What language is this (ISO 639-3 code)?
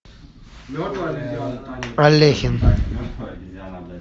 rus